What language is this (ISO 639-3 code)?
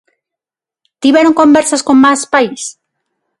glg